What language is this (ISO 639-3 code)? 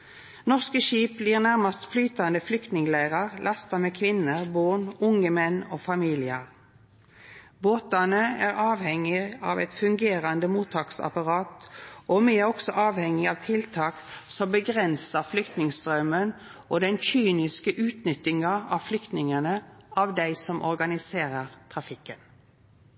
nno